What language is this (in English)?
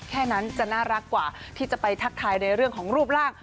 Thai